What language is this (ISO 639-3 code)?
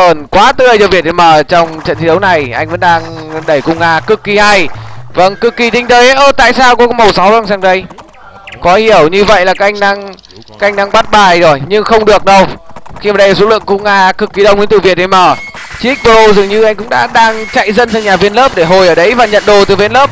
vie